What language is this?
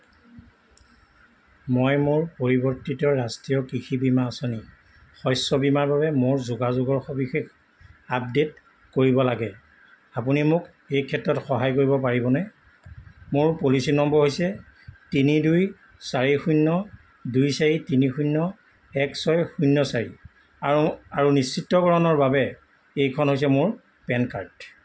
Assamese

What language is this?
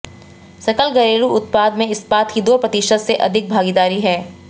Hindi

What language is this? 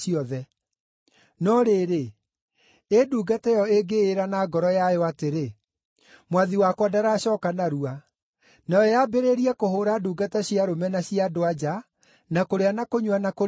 Kikuyu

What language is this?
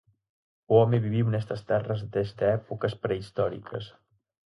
Galician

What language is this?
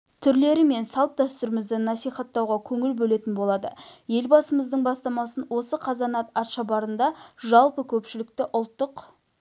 Kazakh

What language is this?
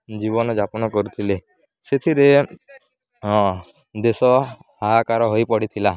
Odia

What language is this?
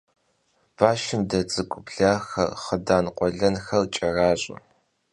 Kabardian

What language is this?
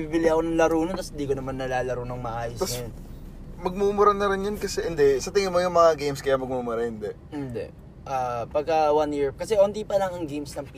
Filipino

